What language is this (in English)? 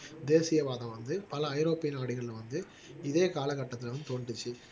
Tamil